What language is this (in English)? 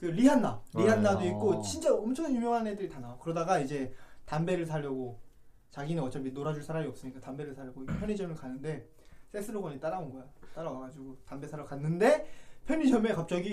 Korean